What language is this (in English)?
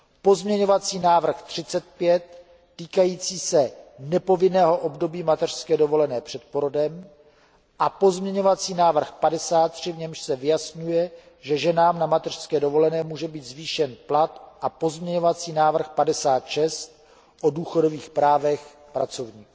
Czech